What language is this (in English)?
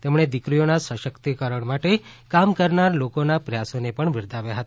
Gujarati